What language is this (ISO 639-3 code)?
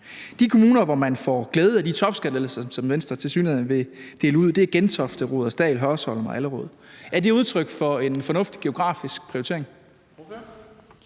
dan